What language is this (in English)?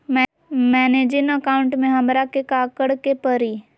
Magahi